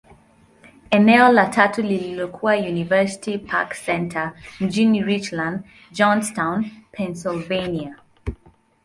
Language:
Swahili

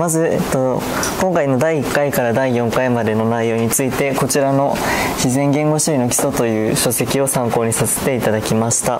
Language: Japanese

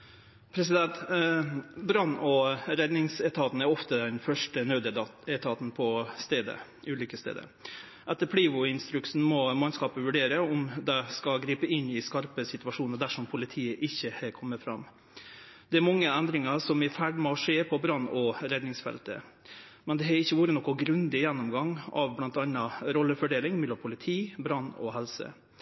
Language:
Norwegian Nynorsk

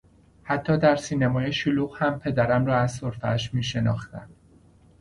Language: Persian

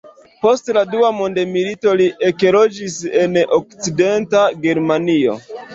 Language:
Esperanto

